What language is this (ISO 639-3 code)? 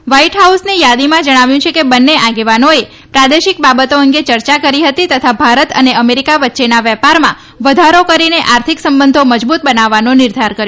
guj